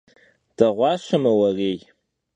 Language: Kabardian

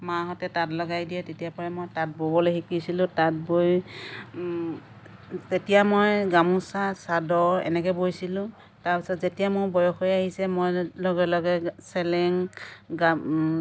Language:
Assamese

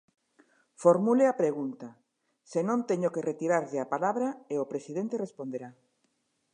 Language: Galician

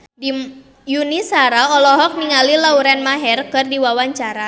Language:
Sundanese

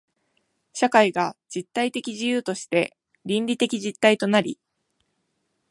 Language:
Japanese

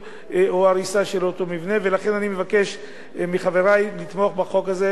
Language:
Hebrew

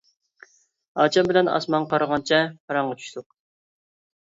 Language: Uyghur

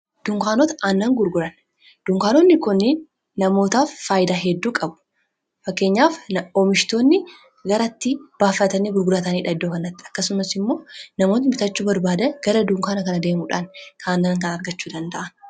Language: Oromo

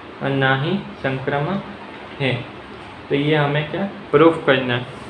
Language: Hindi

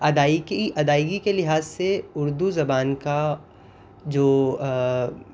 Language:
Urdu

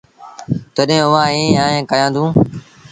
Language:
Sindhi Bhil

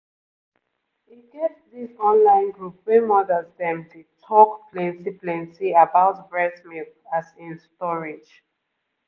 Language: Nigerian Pidgin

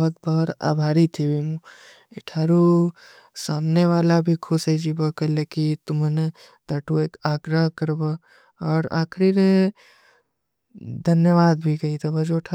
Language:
Kui (India)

